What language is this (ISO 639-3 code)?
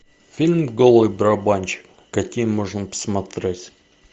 rus